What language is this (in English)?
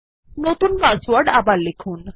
Bangla